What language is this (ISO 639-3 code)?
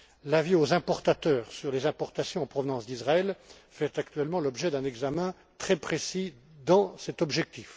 fra